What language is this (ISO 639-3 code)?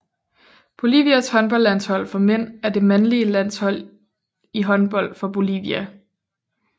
dan